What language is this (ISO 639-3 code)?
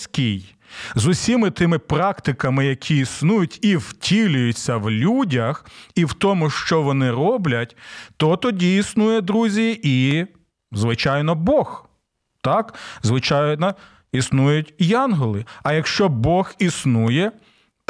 ukr